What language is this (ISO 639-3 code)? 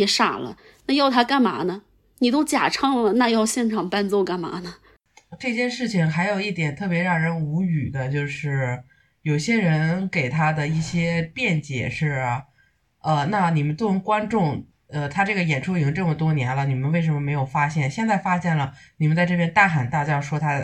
zho